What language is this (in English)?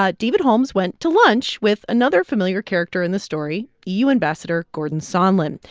English